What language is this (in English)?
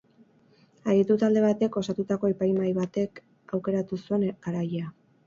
Basque